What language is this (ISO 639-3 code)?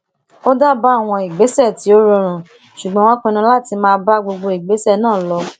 yor